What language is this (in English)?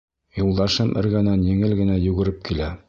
Bashkir